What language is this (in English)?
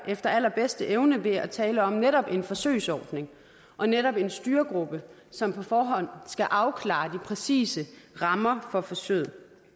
Danish